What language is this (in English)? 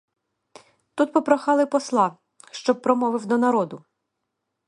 Ukrainian